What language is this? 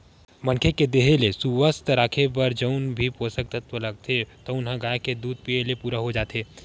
Chhattisgarhi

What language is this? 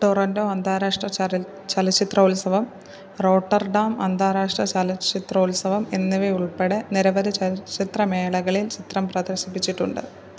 Malayalam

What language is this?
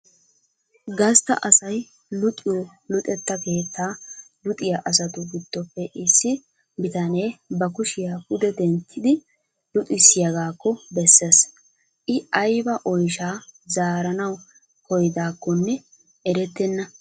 Wolaytta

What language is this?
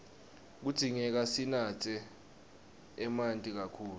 Swati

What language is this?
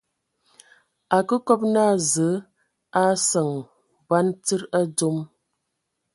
Ewondo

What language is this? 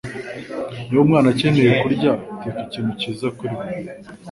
Kinyarwanda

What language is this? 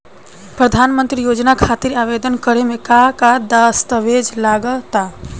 Bhojpuri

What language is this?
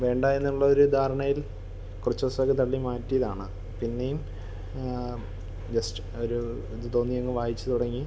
Malayalam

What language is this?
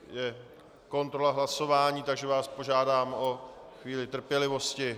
Czech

